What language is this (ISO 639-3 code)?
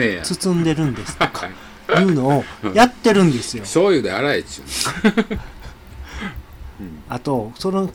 jpn